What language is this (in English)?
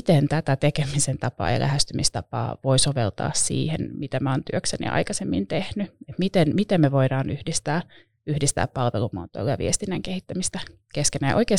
Finnish